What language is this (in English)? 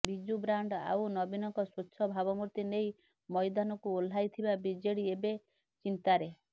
Odia